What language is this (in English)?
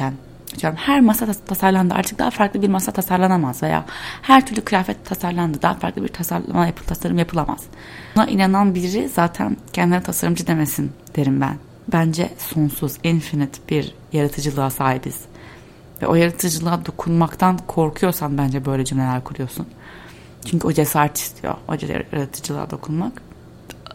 Turkish